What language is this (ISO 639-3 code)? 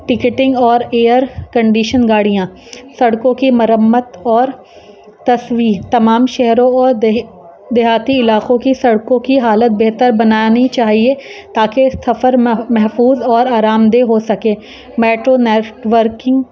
urd